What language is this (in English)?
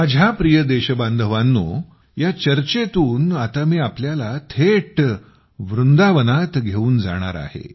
Marathi